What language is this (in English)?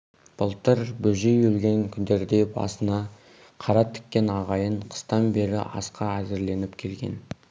Kazakh